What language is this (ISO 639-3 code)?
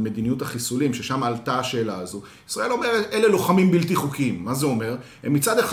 heb